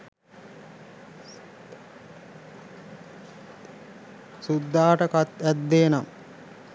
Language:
Sinhala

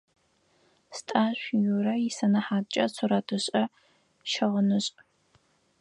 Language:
Adyghe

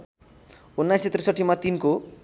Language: Nepali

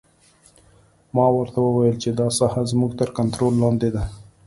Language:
Pashto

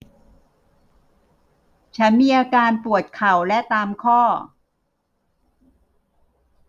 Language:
Thai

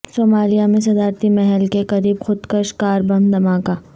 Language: Urdu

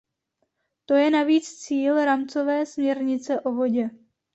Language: Czech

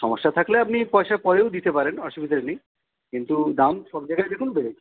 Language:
Bangla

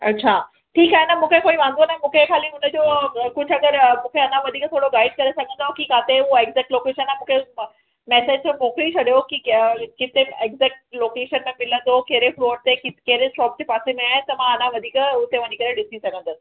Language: Sindhi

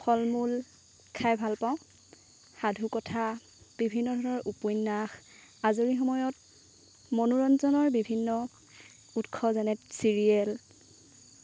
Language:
Assamese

